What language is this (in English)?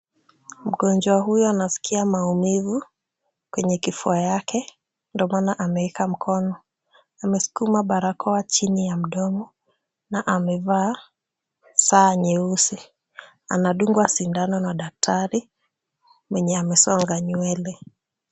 Swahili